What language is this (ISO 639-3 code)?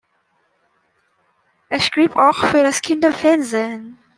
deu